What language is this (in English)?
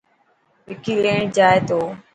Dhatki